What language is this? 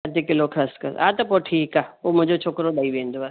Sindhi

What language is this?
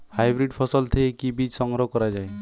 Bangla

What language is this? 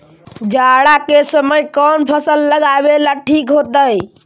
Magahi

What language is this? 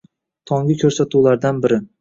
Uzbek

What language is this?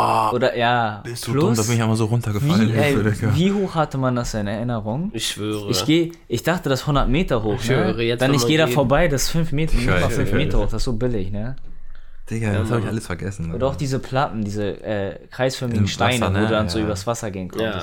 German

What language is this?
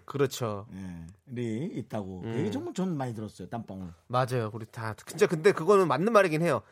Korean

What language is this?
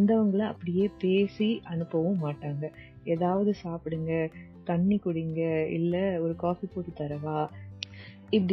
Tamil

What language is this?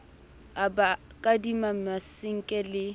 Southern Sotho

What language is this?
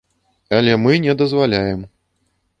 Belarusian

